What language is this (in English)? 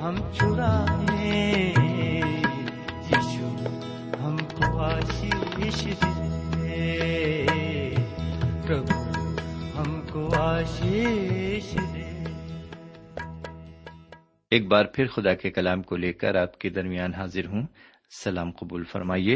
Urdu